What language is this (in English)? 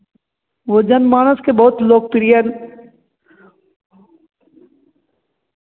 Hindi